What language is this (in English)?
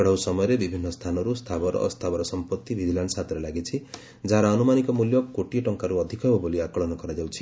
Odia